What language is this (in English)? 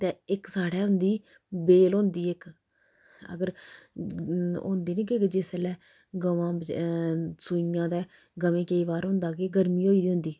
Dogri